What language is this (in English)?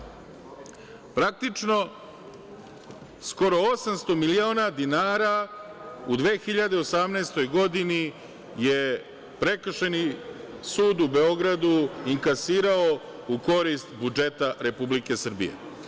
Serbian